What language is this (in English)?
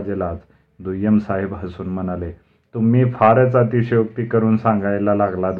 Marathi